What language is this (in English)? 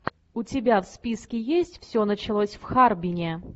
Russian